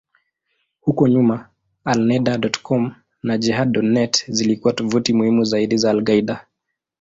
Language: Swahili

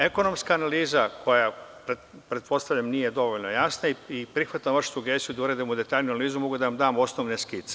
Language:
Serbian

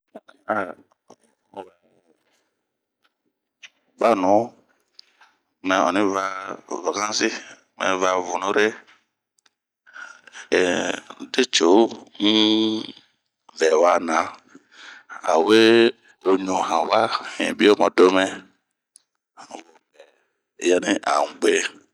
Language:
Bomu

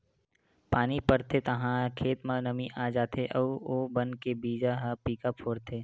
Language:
Chhattisgarhi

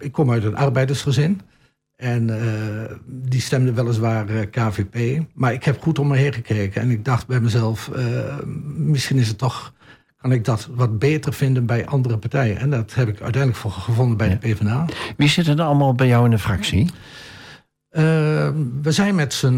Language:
Dutch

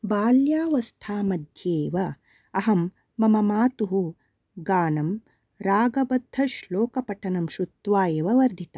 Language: Sanskrit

